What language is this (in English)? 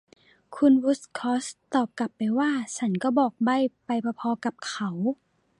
Thai